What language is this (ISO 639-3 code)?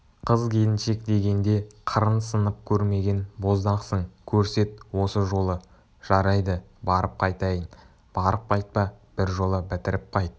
kaz